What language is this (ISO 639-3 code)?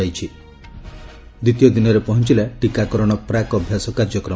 ori